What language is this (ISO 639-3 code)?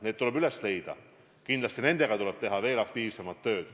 est